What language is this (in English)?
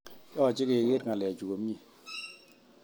Kalenjin